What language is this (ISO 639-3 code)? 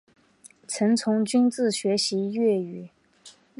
zho